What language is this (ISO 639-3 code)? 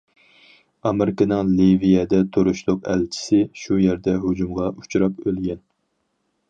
uig